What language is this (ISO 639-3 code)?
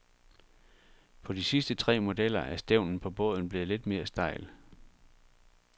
dan